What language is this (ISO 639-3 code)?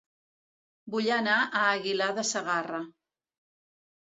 cat